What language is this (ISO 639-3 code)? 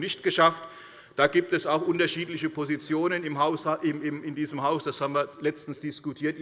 deu